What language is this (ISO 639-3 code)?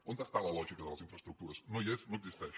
cat